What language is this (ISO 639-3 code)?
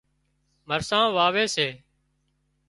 kxp